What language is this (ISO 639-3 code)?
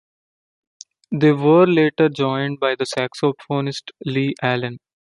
eng